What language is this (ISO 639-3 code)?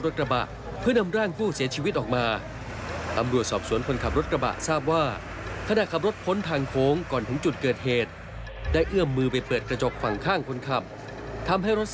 tha